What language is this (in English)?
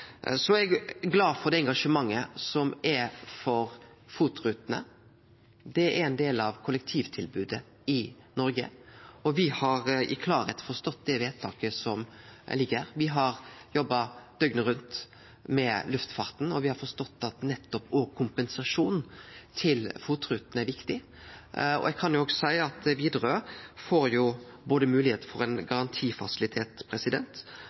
Norwegian Nynorsk